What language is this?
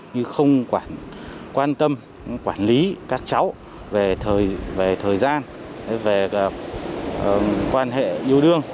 Vietnamese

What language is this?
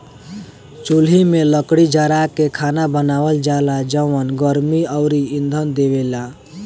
Bhojpuri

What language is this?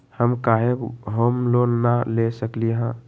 Magahi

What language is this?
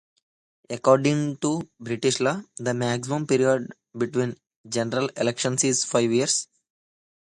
English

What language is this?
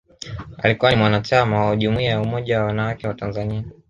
Swahili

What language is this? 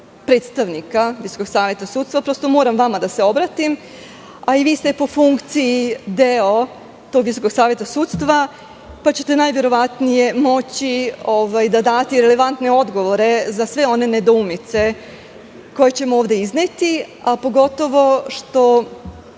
Serbian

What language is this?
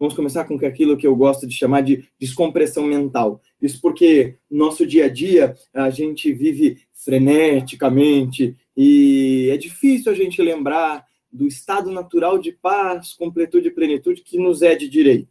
Portuguese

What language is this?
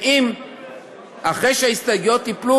Hebrew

